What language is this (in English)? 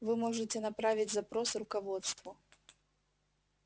Russian